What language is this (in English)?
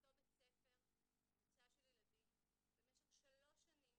Hebrew